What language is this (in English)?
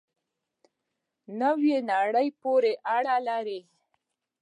Pashto